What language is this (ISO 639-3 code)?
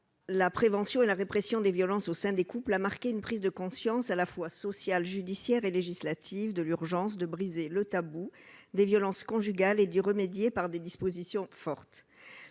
fra